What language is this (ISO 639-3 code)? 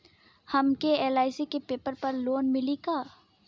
bho